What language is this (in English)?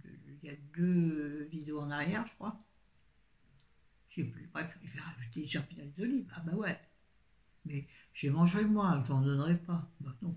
French